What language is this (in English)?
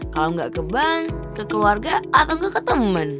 Indonesian